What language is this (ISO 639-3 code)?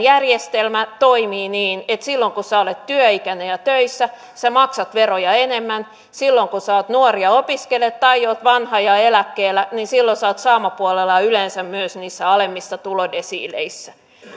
fin